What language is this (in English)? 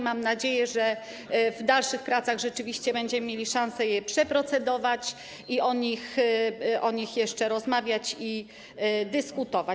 Polish